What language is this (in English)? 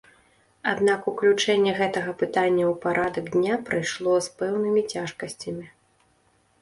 Belarusian